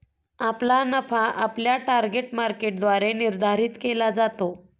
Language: Marathi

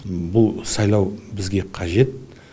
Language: Kazakh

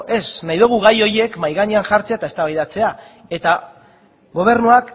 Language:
Basque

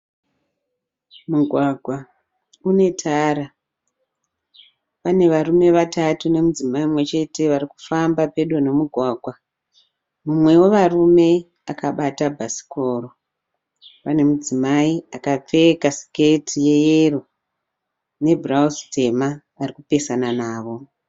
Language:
Shona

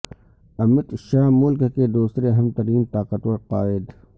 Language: Urdu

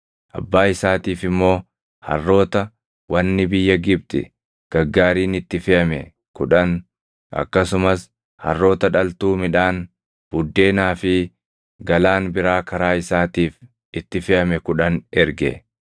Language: Oromo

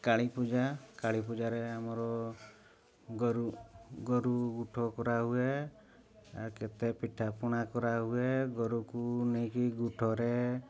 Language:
Odia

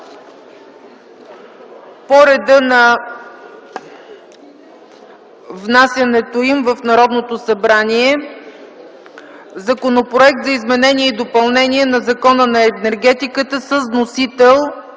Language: Bulgarian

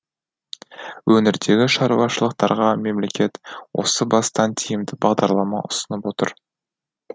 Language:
Kazakh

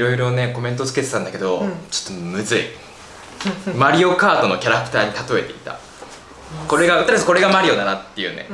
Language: Japanese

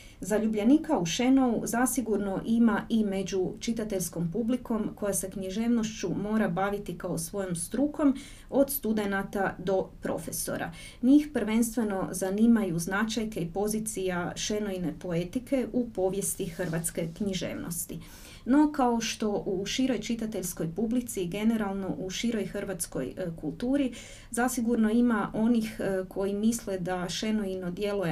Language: Croatian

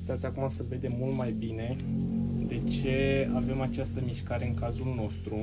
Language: Romanian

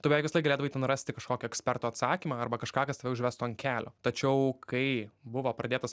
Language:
Lithuanian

